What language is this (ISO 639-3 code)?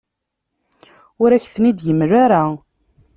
kab